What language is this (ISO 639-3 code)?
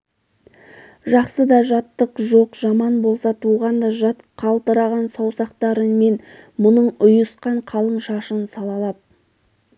kaz